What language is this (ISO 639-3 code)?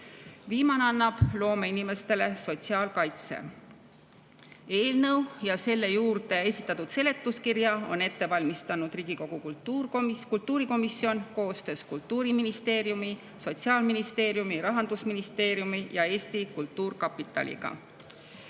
est